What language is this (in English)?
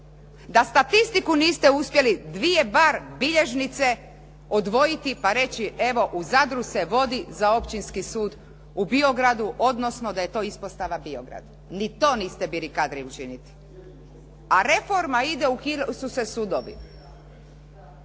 Croatian